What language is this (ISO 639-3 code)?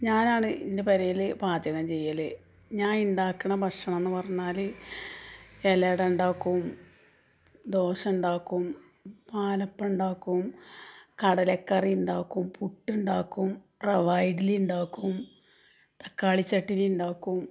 mal